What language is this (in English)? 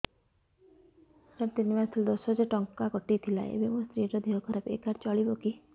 Odia